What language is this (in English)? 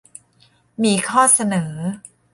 Thai